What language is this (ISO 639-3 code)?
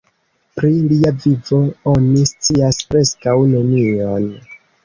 epo